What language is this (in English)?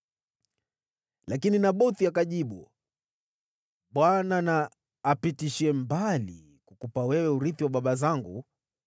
Swahili